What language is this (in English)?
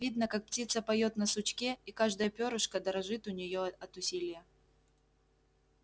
Russian